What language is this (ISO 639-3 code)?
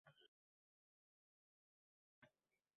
uzb